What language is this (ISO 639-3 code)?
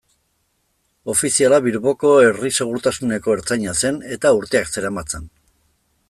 eus